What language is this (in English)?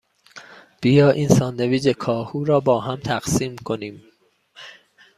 Persian